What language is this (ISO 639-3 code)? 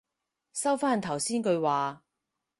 yue